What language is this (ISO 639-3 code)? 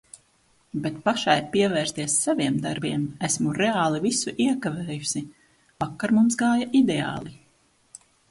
lav